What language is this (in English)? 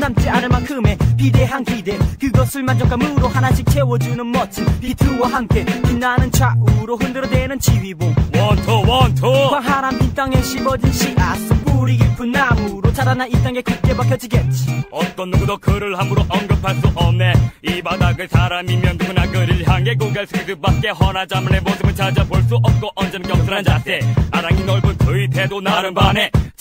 Korean